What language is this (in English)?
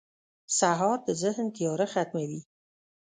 Pashto